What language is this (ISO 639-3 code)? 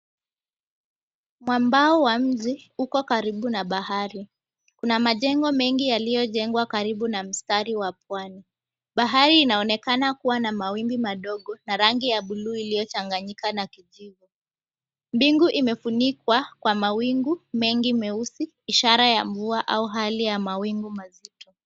swa